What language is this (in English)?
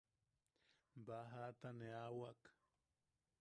Yaqui